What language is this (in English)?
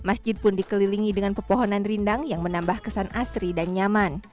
Indonesian